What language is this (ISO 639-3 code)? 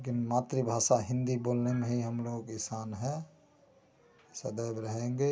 hin